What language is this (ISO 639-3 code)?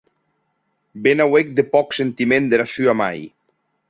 oci